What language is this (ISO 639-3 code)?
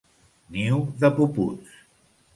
cat